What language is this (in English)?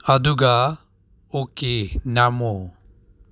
Manipuri